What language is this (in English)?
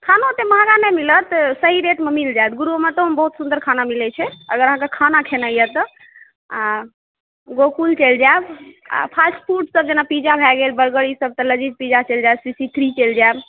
Maithili